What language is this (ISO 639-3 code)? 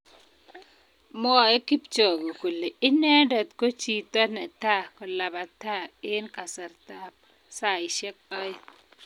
kln